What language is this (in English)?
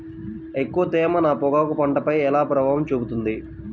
Telugu